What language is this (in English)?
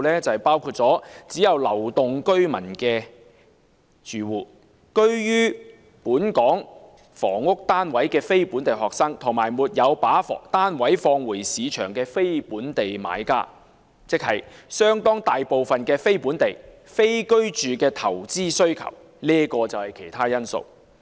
Cantonese